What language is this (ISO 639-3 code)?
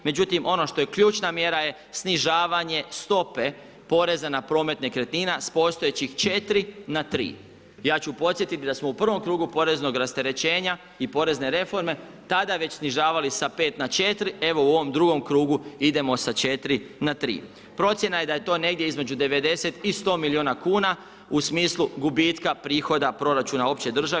hrv